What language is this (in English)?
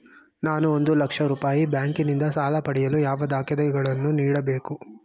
Kannada